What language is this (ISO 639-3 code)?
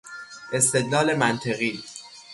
fas